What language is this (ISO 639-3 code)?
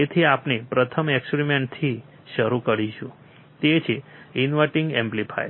guj